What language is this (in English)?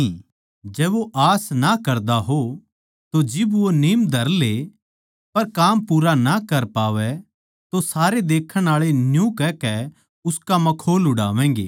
Haryanvi